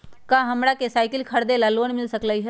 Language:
Magahi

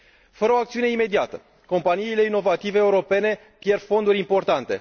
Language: Romanian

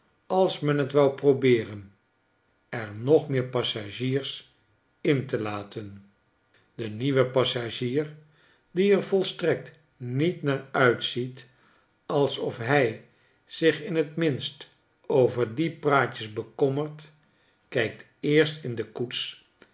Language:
Dutch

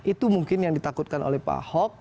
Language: Indonesian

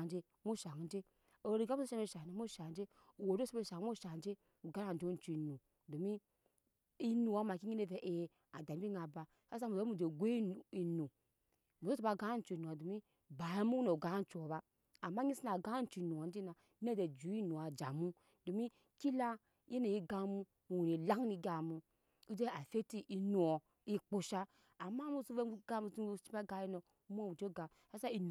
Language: Nyankpa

